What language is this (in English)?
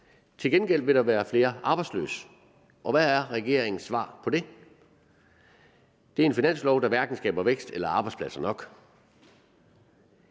Danish